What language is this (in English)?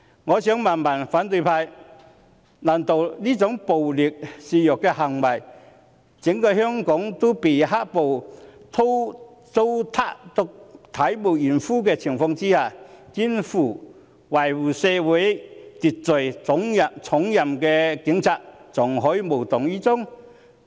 Cantonese